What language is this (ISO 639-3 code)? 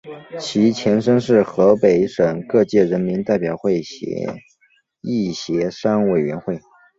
zho